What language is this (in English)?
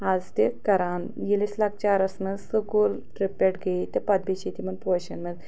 Kashmiri